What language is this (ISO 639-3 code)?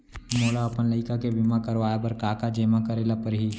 hne